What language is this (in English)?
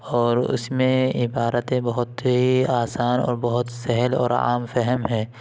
Urdu